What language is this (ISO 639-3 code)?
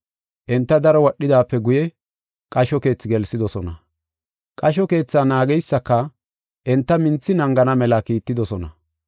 gof